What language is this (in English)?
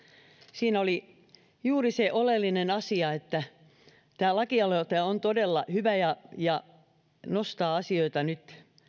Finnish